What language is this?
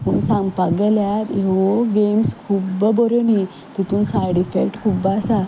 Konkani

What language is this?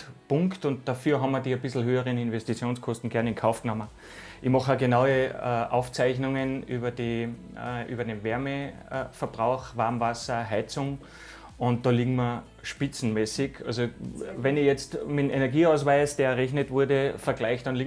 German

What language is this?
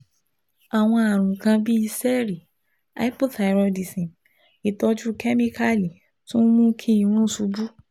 Yoruba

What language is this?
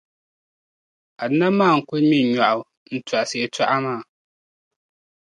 Dagbani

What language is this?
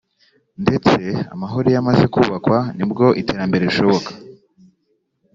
Kinyarwanda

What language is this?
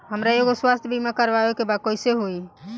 Bhojpuri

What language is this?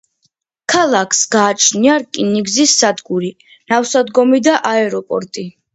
Georgian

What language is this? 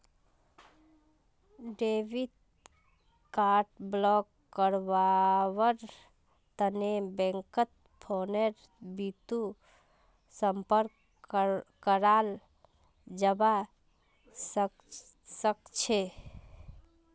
Magahi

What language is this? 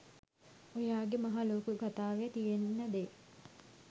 Sinhala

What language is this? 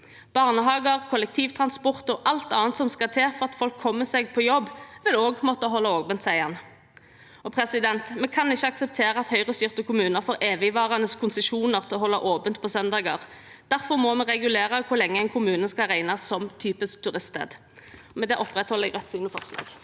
Norwegian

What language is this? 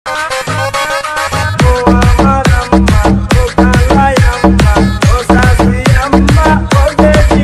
Thai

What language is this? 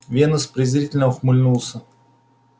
Russian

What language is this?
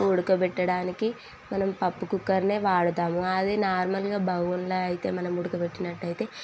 Telugu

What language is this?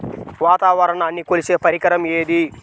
Telugu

